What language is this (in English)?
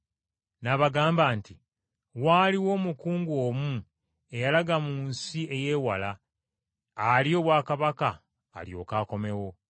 Ganda